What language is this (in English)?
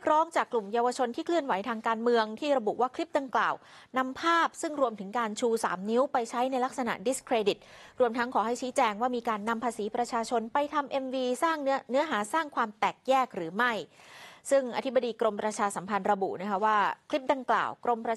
Thai